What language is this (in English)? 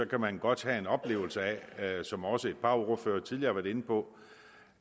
Danish